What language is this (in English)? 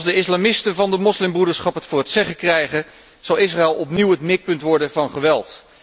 Dutch